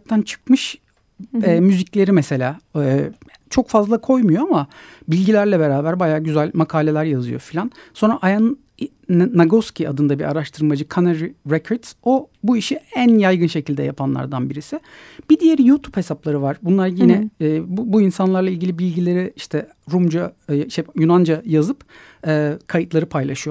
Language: Turkish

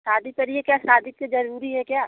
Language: Hindi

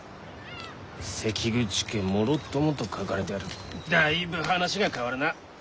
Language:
Japanese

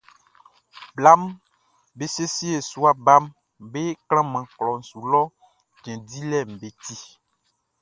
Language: Baoulé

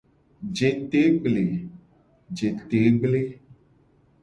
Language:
Gen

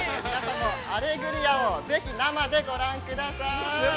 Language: Japanese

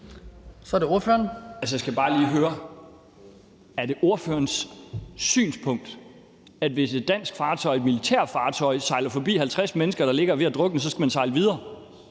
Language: Danish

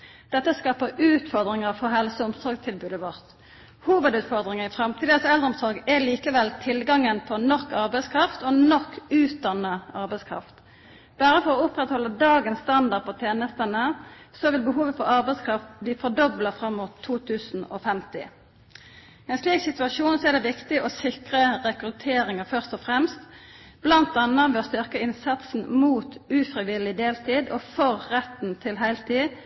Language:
Norwegian Nynorsk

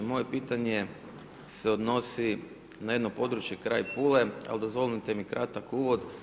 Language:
Croatian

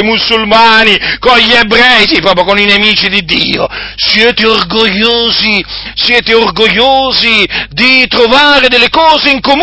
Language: Italian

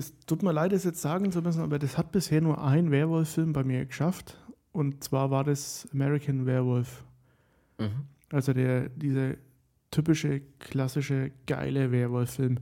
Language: German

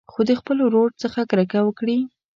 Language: Pashto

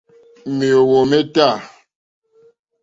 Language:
Mokpwe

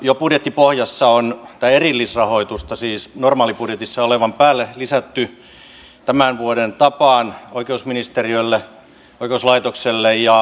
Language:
Finnish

